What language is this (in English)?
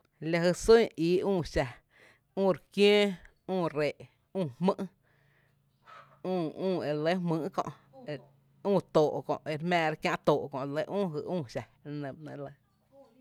Tepinapa Chinantec